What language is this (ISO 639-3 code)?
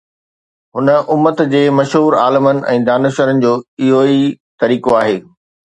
snd